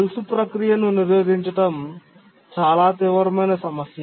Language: Telugu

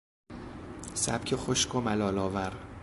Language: Persian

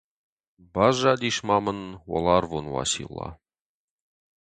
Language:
Ossetic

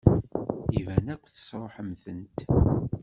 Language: Kabyle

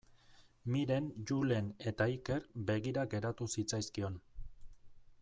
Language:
Basque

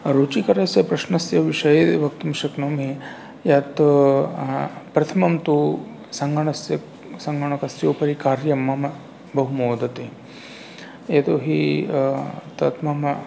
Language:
Sanskrit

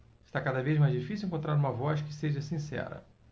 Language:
Portuguese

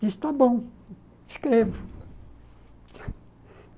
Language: Portuguese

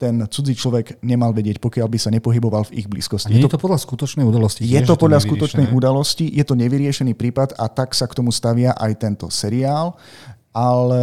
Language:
Slovak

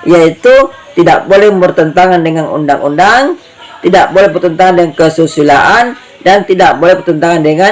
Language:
Indonesian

